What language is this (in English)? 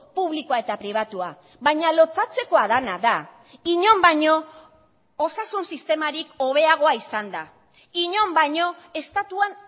Basque